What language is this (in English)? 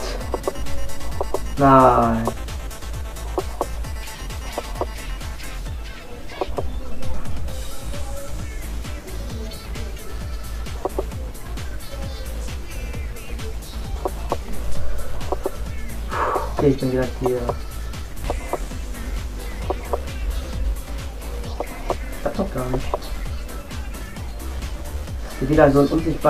German